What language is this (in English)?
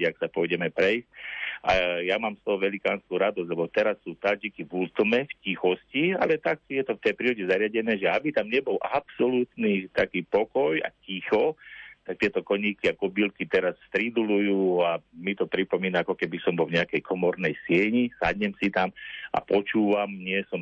Slovak